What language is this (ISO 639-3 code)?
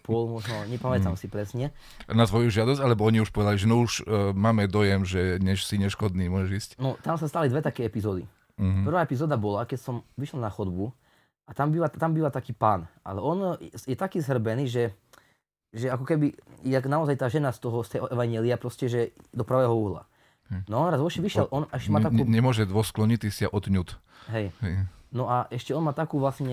slk